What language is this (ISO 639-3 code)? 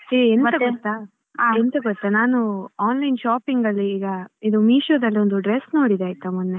kan